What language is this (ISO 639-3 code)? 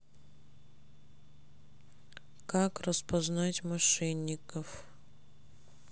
rus